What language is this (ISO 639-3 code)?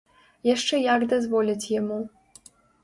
bel